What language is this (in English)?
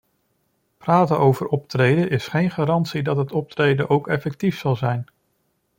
Dutch